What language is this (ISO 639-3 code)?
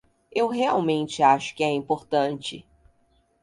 por